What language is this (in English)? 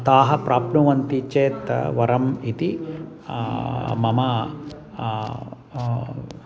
Sanskrit